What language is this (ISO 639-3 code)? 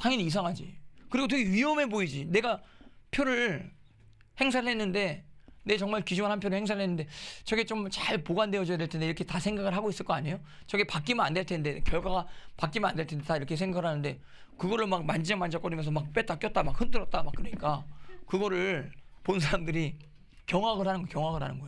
kor